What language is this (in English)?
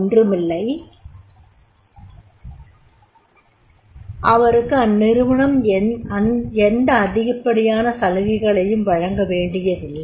Tamil